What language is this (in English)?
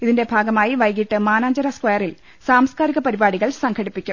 Malayalam